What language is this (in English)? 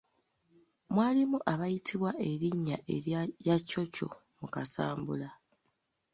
Ganda